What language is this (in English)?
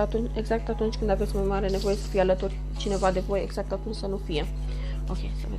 Romanian